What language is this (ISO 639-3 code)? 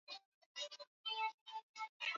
swa